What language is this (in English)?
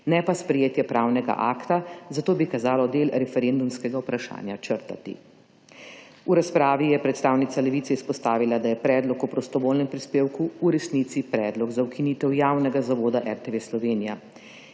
Slovenian